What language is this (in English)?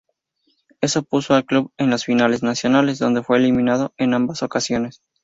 Spanish